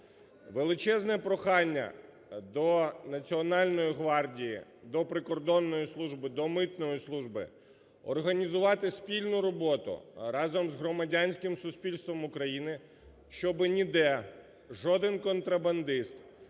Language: Ukrainian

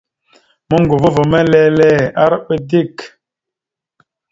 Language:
Mada (Cameroon)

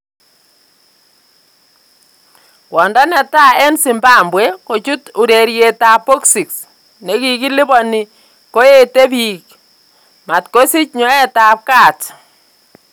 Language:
Kalenjin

